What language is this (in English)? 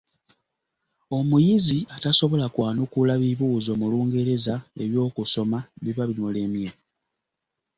Ganda